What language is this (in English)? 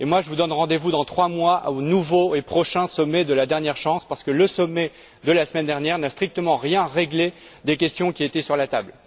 French